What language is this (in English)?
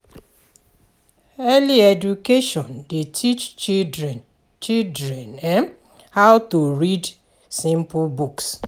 Nigerian Pidgin